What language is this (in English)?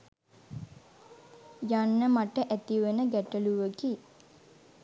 Sinhala